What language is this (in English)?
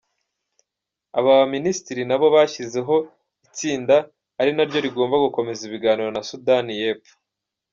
Kinyarwanda